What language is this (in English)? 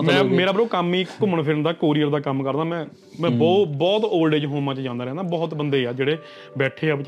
Punjabi